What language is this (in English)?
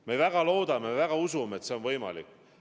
Estonian